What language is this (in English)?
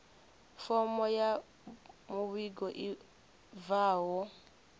Venda